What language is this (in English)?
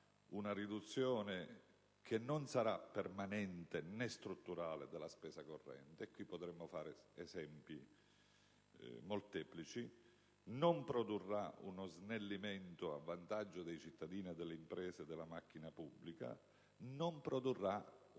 Italian